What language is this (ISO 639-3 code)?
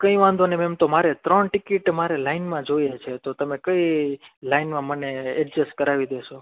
guj